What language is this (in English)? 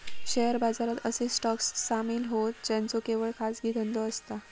Marathi